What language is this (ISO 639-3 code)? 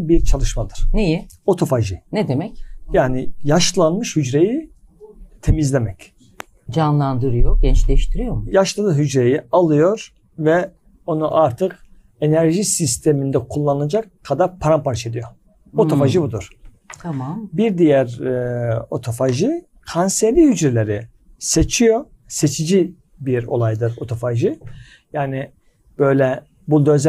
tur